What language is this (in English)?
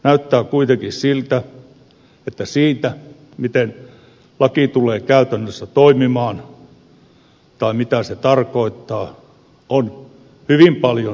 Finnish